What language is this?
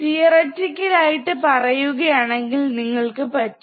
Malayalam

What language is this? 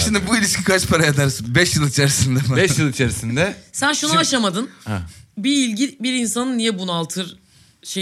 Turkish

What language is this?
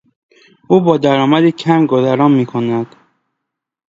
Persian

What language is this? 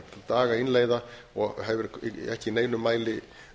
Icelandic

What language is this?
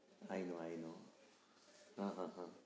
Gujarati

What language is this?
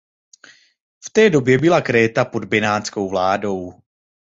Czech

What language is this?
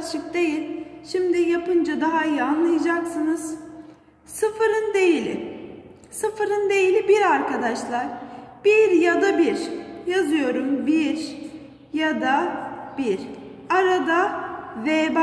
Turkish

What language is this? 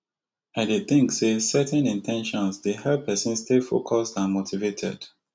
Nigerian Pidgin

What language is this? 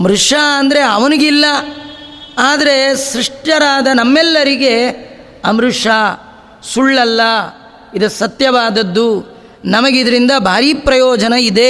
Kannada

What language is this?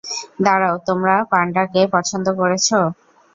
Bangla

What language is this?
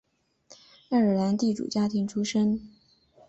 Chinese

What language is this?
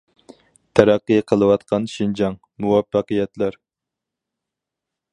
Uyghur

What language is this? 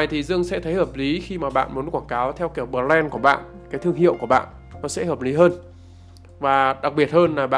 Vietnamese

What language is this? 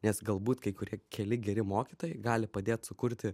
Lithuanian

